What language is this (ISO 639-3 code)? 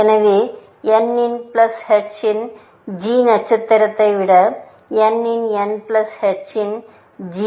tam